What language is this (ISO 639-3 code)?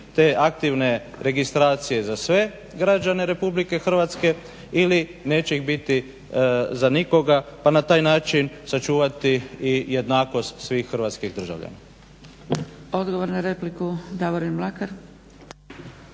hrv